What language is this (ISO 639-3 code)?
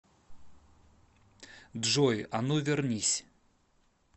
rus